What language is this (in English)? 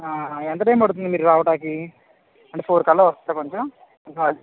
Telugu